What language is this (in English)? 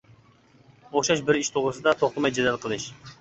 Uyghur